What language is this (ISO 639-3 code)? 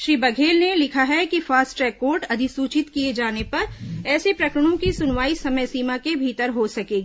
hin